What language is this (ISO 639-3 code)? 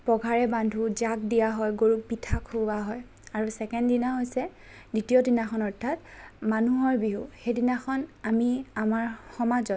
asm